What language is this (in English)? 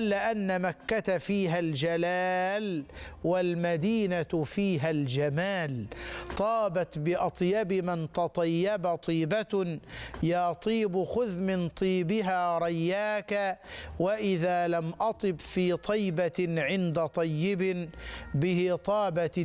Arabic